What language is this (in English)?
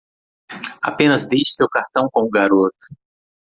Portuguese